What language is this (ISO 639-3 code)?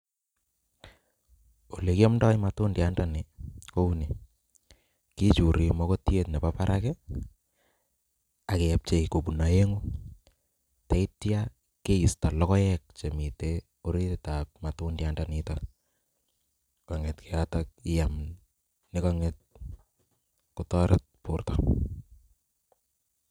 kln